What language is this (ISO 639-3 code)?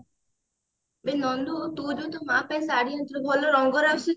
ori